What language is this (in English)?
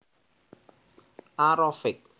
Javanese